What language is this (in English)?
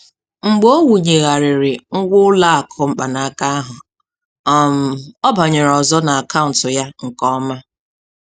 Igbo